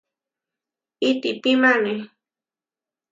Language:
Huarijio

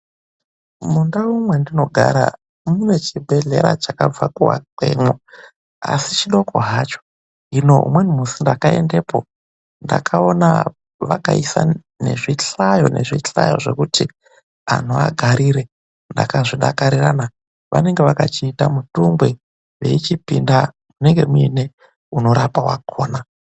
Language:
Ndau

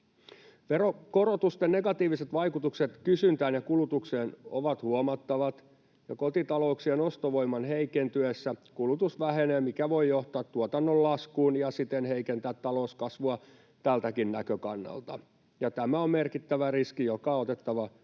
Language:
Finnish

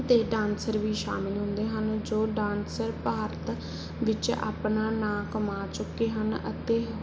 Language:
Punjabi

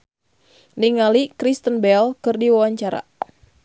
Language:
Sundanese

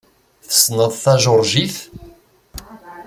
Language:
Kabyle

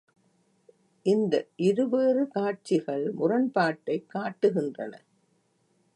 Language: Tamil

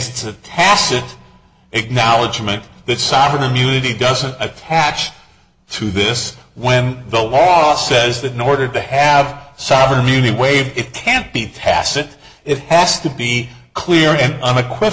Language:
English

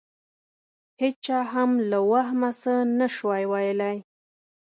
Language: Pashto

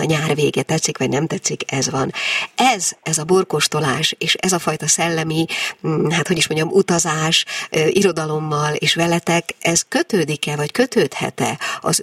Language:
Hungarian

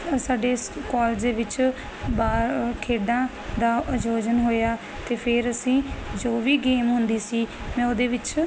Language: Punjabi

